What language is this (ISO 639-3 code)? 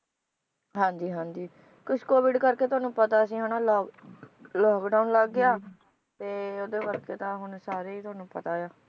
pan